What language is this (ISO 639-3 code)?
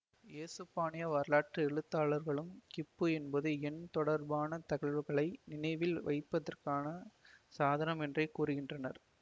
tam